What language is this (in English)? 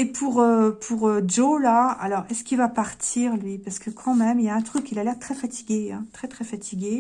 French